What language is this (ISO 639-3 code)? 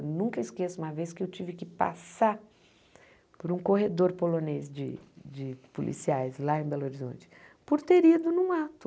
por